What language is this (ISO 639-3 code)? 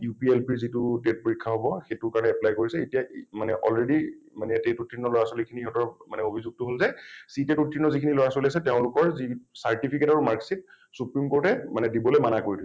asm